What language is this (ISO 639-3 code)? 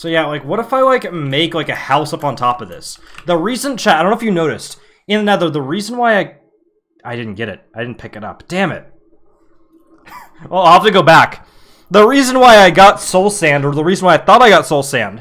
eng